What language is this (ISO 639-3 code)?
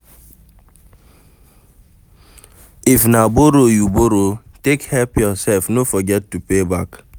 pcm